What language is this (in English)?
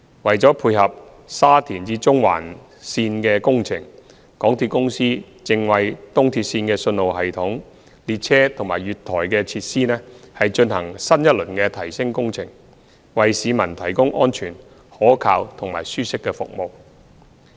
Cantonese